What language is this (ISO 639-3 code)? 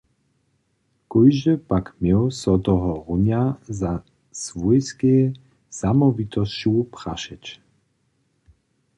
hsb